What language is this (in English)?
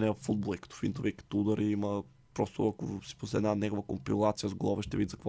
Bulgarian